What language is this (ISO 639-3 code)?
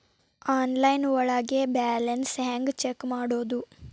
kan